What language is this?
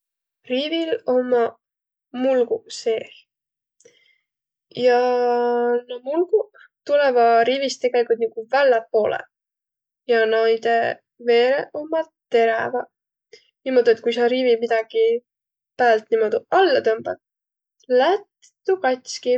Võro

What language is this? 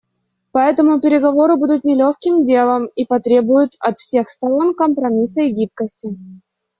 Russian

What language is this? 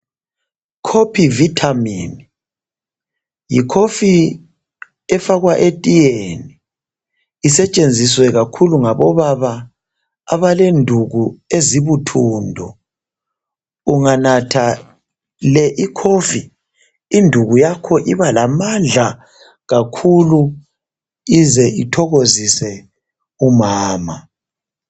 North Ndebele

